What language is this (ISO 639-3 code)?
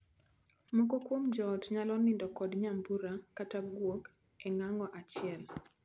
luo